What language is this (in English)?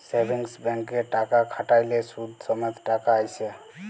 Bangla